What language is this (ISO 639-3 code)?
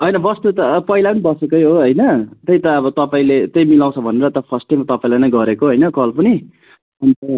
nep